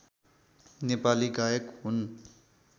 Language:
Nepali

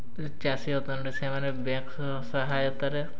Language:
Odia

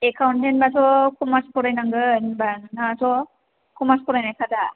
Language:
Bodo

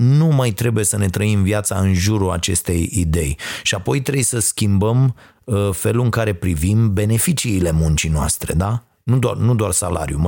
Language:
Romanian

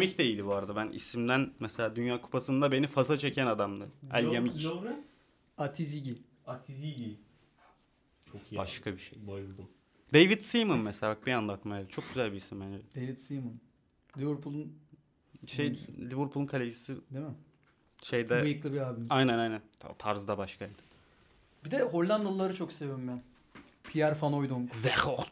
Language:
Turkish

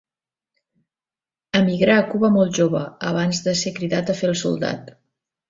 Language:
Catalan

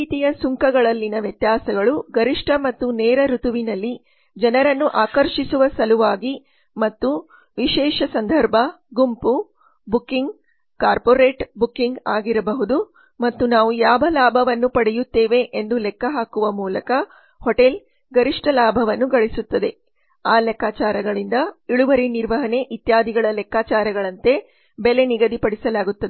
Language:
Kannada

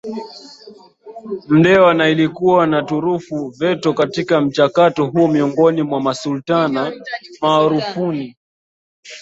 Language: Swahili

